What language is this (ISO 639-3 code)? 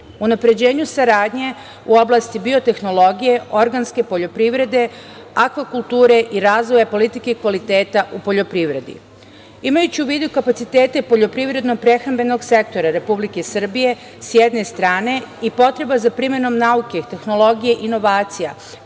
srp